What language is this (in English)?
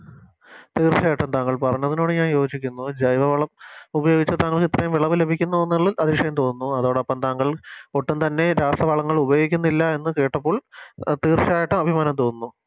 Malayalam